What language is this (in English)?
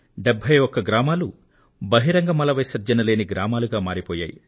Telugu